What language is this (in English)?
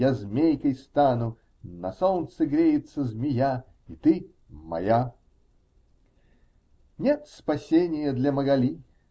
Russian